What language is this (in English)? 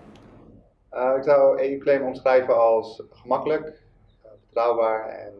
Dutch